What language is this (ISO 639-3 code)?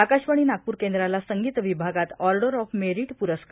mar